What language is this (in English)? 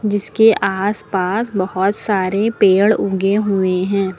Hindi